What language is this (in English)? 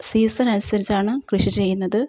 Malayalam